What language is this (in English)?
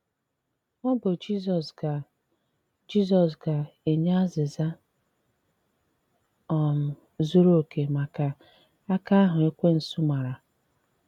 Igbo